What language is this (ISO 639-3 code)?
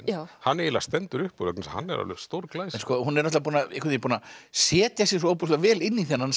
isl